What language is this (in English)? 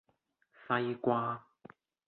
Cantonese